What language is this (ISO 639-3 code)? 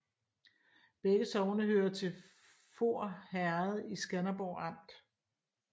dan